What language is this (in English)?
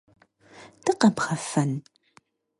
Kabardian